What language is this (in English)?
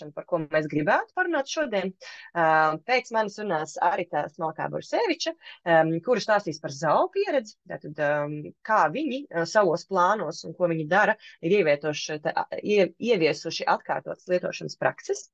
Latvian